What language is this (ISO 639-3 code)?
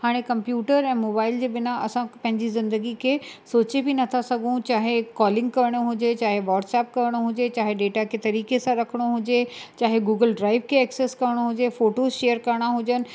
snd